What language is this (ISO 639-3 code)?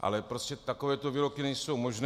ces